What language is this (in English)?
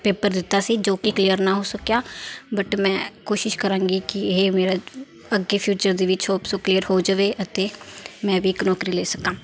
Punjabi